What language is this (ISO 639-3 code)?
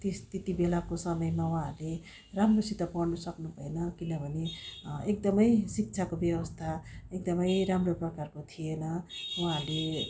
nep